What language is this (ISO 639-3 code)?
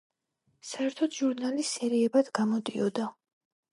kat